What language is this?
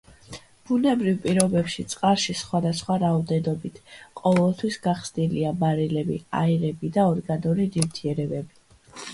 Georgian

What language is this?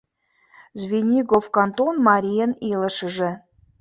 Mari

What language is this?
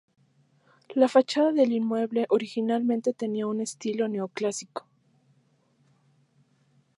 Spanish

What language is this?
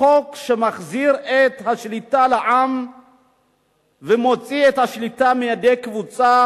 Hebrew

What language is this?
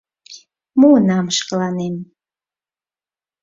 Mari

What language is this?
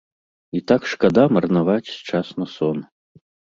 Belarusian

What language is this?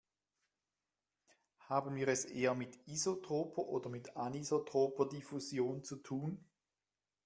German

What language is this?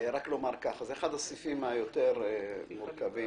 Hebrew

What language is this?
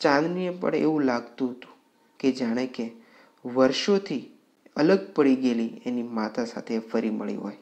Romanian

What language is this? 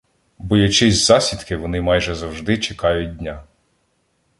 Ukrainian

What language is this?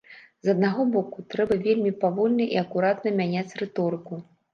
Belarusian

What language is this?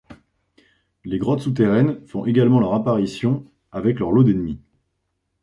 French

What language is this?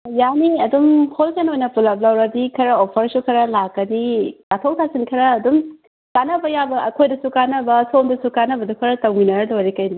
Manipuri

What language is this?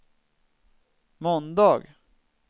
Swedish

